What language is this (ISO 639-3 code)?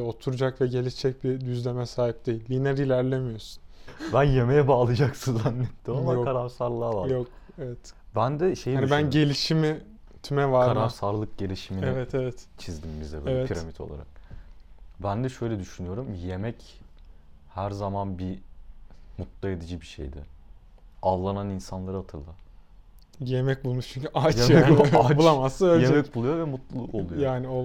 tur